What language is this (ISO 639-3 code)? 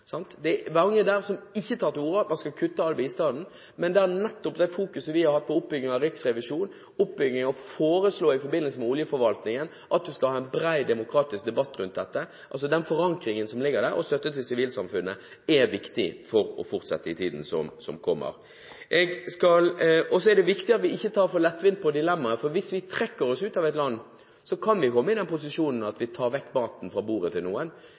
nob